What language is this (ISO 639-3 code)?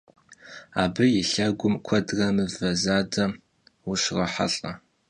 kbd